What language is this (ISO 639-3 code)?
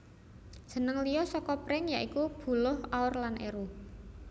jav